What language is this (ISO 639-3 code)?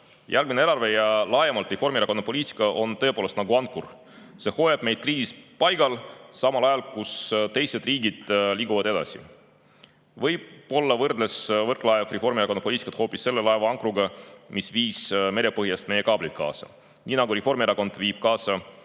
est